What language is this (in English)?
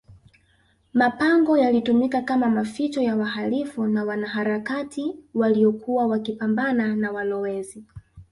Swahili